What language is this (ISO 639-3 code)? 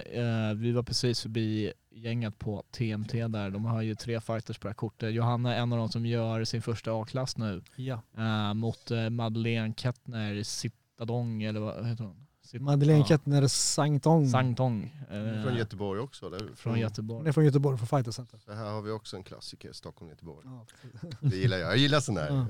swe